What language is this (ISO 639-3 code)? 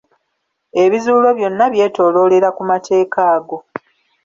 lug